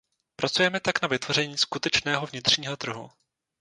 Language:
Czech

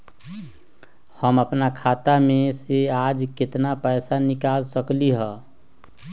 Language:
Magahi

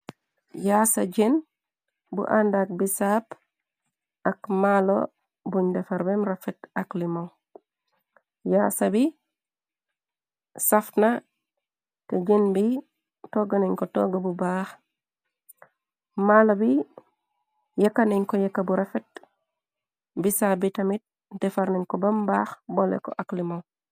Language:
Wolof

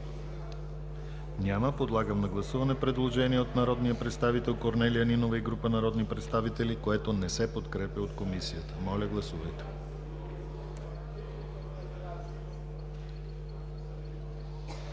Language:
Bulgarian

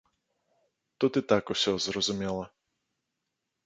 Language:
Belarusian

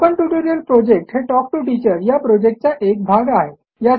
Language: Marathi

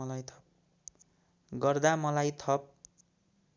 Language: Nepali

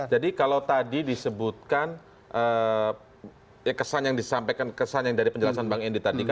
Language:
Indonesian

